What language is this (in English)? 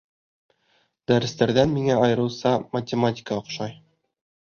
Bashkir